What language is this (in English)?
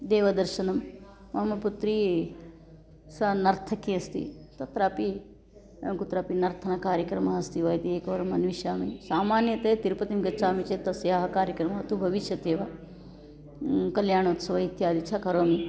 Sanskrit